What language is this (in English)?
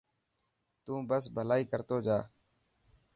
Dhatki